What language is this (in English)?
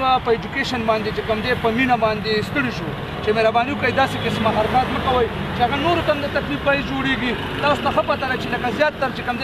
Romanian